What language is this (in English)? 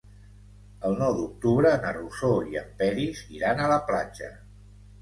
Catalan